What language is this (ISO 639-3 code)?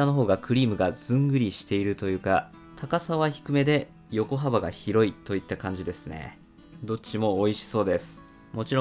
jpn